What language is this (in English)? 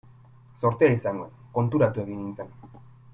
Basque